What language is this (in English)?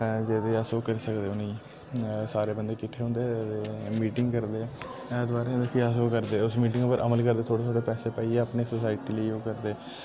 Dogri